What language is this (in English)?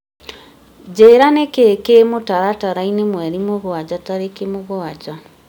Kikuyu